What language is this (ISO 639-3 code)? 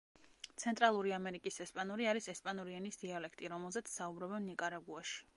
kat